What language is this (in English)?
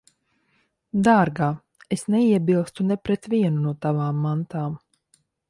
Latvian